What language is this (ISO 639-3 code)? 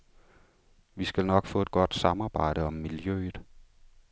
dan